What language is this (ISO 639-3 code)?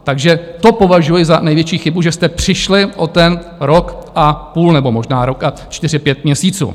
ces